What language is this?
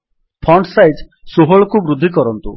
Odia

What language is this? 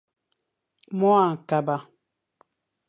Fang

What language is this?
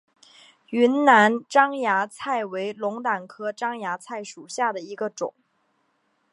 Chinese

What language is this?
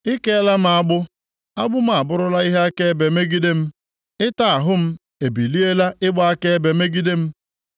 Igbo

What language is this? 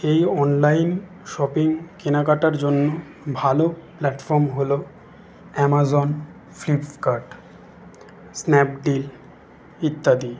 Bangla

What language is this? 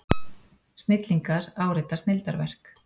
Icelandic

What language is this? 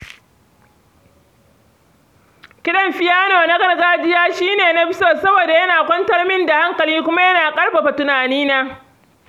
Hausa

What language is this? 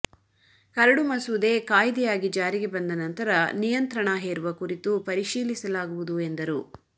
Kannada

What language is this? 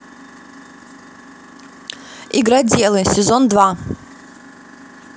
Russian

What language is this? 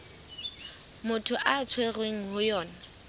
Southern Sotho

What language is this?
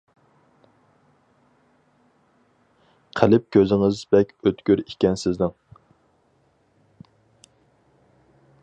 Uyghur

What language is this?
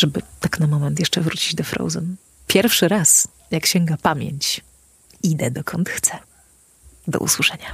Polish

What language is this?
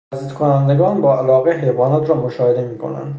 Persian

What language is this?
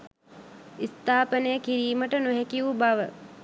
Sinhala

